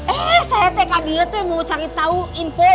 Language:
Indonesian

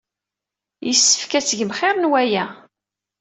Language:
Kabyle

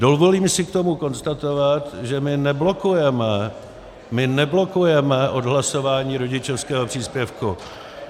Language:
Czech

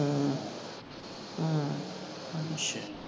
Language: Punjabi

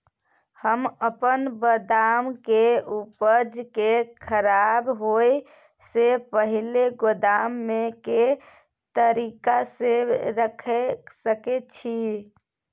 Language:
Maithili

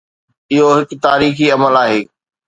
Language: Sindhi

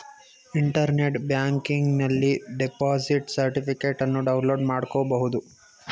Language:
Kannada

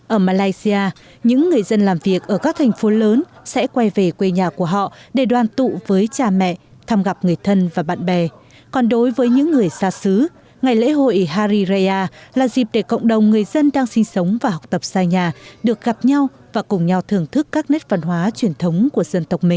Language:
Vietnamese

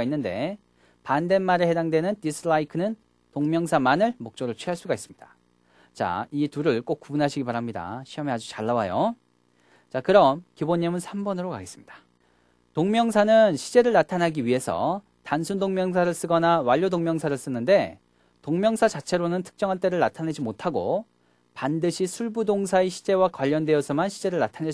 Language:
Korean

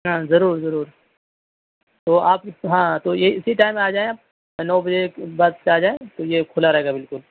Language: Urdu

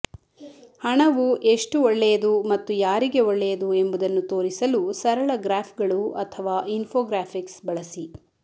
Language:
Kannada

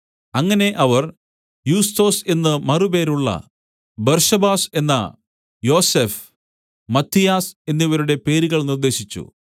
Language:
Malayalam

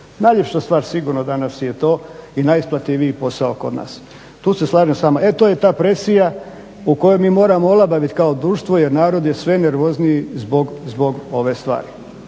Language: Croatian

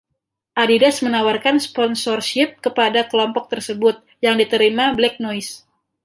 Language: Indonesian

